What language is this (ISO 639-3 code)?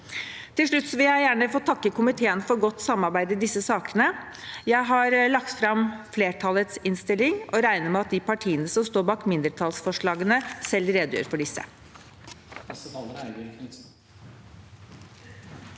nor